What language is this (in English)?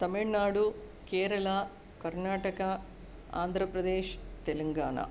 Sanskrit